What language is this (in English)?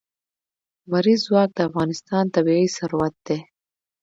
Pashto